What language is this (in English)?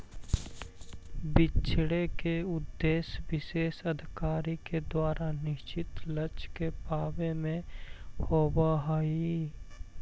Magahi